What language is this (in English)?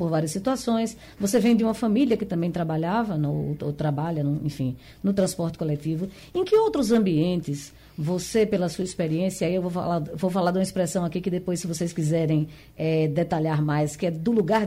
Portuguese